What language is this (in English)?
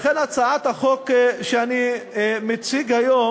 Hebrew